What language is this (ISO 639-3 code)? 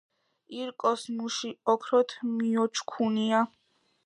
kat